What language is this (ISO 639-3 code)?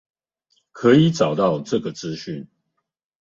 zho